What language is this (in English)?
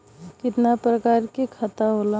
Bhojpuri